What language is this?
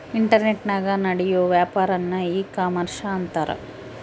Kannada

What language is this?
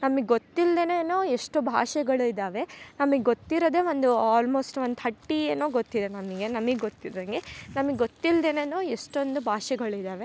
Kannada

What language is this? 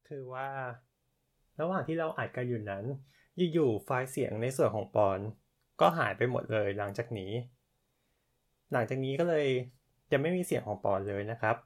Thai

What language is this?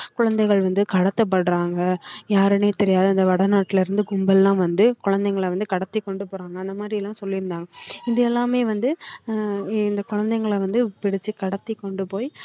Tamil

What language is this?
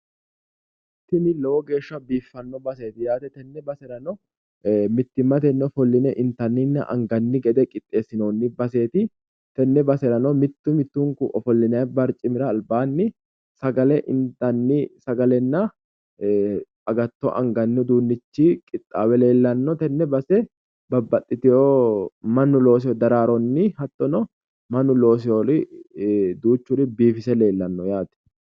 Sidamo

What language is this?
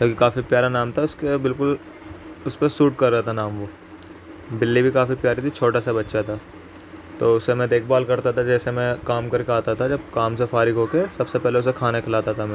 Urdu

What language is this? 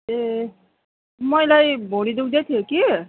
Nepali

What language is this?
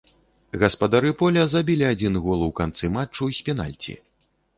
Belarusian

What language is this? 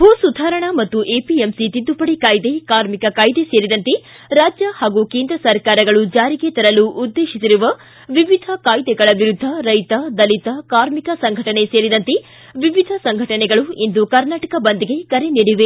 Kannada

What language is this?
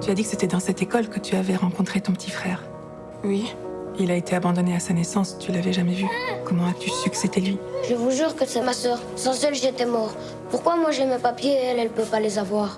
French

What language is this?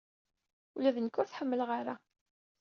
Kabyle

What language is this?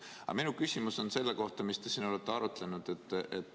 Estonian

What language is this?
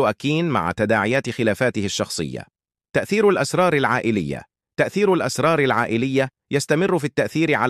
Arabic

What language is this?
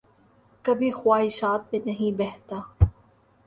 Urdu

